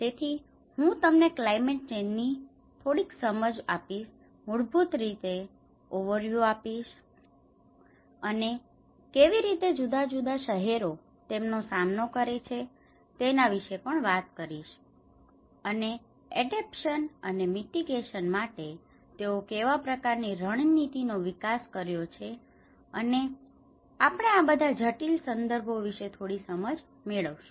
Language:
Gujarati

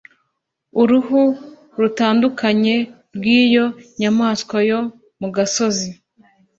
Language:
Kinyarwanda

